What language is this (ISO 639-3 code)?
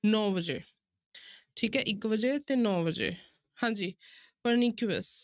pan